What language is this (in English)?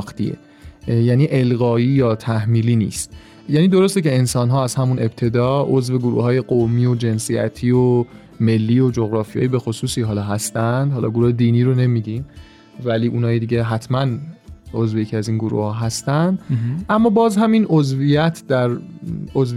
Persian